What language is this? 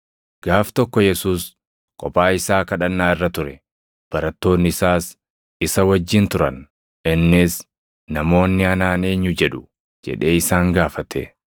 Oromo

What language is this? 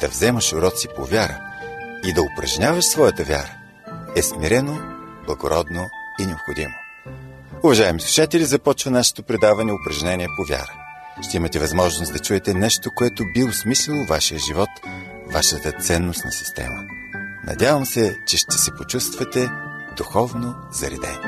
Bulgarian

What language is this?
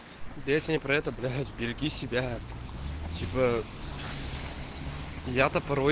Russian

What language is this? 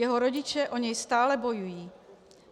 Czech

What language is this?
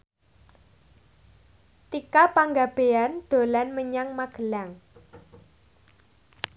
Javanese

